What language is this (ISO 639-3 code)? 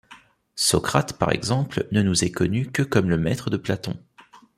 fra